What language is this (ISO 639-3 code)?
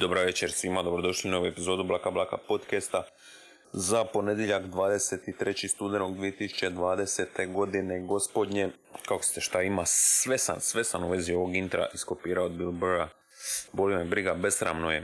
hrv